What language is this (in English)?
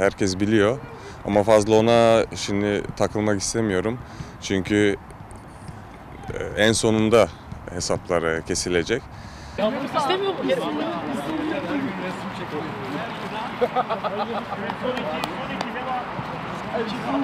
Turkish